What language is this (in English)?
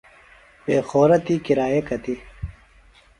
Phalura